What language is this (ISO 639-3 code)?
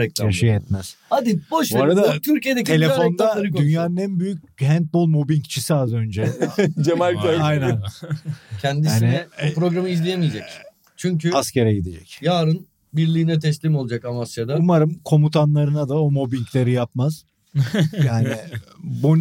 tur